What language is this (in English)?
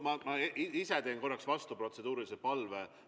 Estonian